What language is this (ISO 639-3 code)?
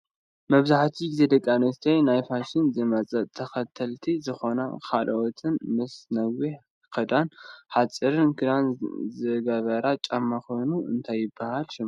tir